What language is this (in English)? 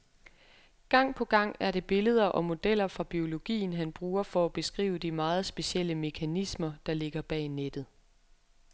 Danish